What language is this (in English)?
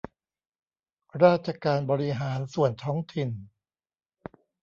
Thai